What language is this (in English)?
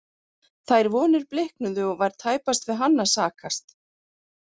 Icelandic